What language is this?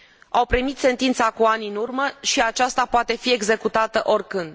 Romanian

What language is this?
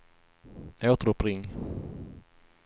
Swedish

